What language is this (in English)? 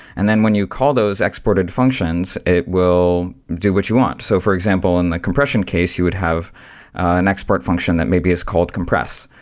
English